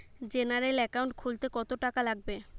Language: Bangla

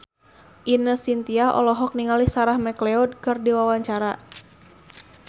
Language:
Sundanese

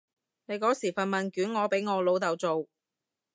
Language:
Cantonese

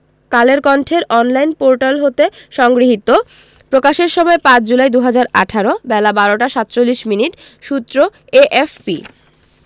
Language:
Bangla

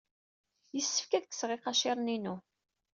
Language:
Kabyle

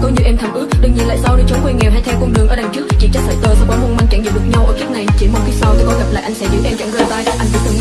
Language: Vietnamese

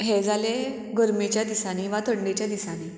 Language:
Konkani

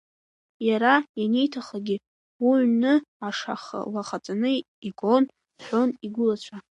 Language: Abkhazian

